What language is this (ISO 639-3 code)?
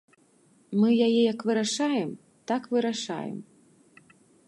bel